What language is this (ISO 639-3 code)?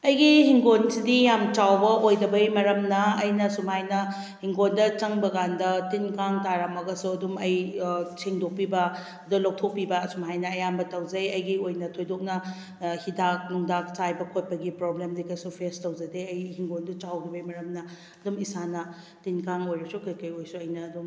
mni